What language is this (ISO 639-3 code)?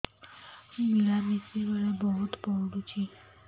ori